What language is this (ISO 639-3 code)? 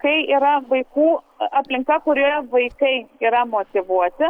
lit